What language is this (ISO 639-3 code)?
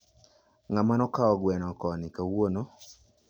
luo